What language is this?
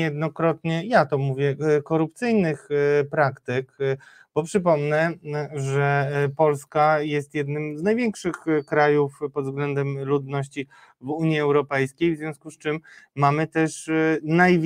Polish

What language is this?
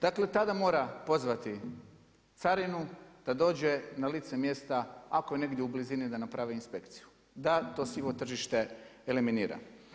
Croatian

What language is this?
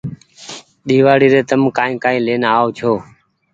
Goaria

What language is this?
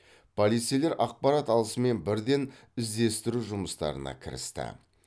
Kazakh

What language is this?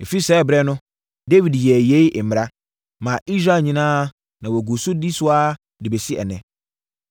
Akan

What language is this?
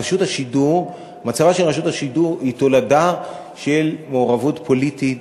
Hebrew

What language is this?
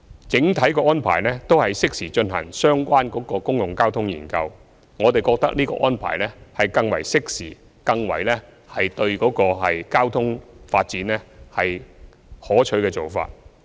Cantonese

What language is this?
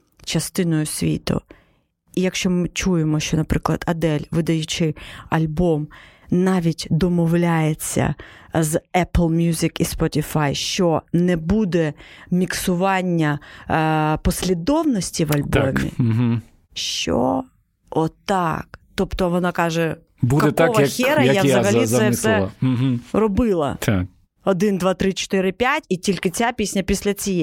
Ukrainian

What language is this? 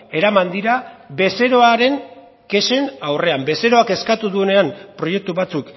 Basque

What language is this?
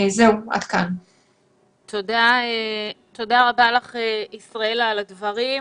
Hebrew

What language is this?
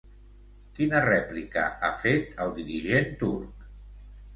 Catalan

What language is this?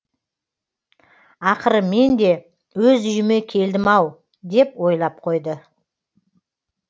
Kazakh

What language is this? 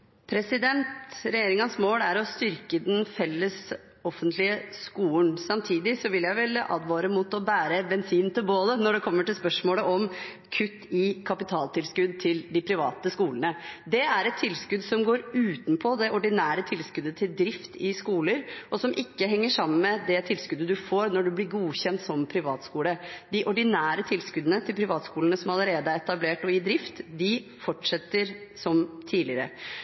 Norwegian Bokmål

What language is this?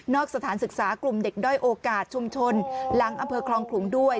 Thai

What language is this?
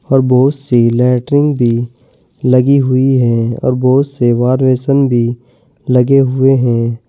Hindi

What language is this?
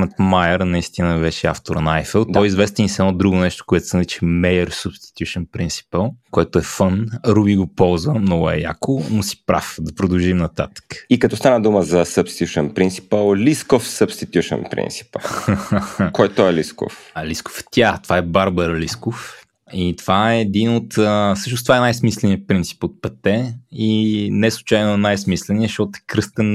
Bulgarian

